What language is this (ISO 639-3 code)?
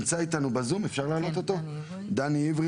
heb